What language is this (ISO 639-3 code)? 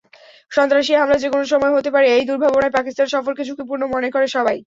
ben